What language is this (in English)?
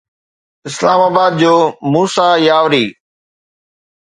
Sindhi